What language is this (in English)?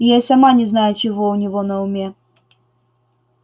Russian